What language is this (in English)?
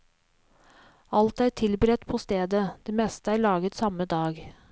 Norwegian